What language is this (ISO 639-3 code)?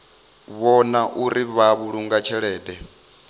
ven